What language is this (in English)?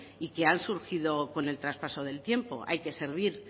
Spanish